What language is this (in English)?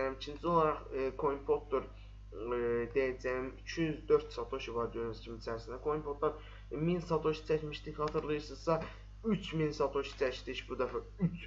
Turkish